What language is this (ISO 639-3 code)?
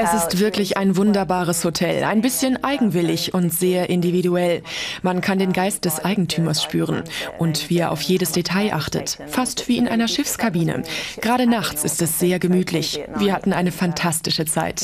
deu